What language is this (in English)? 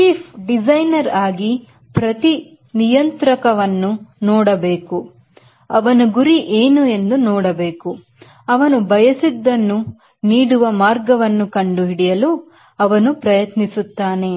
Kannada